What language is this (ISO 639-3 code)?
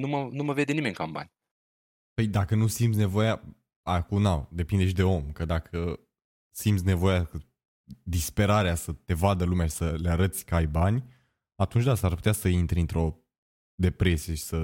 ron